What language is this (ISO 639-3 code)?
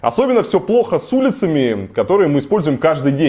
rus